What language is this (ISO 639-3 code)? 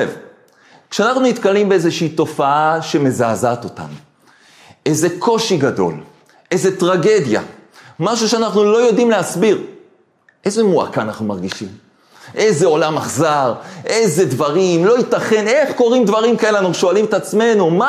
heb